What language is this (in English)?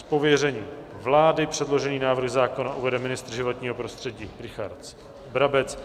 Czech